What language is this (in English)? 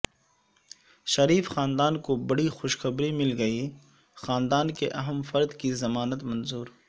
Urdu